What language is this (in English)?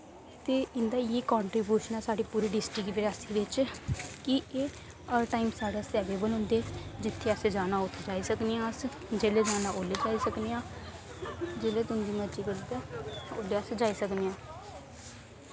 Dogri